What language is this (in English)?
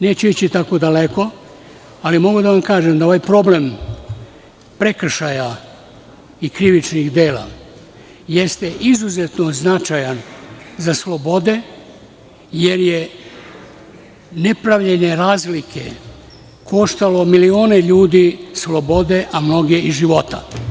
Serbian